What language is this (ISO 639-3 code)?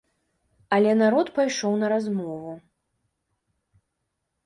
bel